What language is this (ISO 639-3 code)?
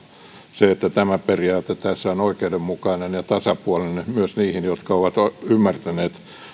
fin